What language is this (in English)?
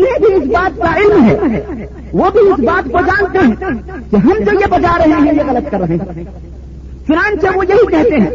Urdu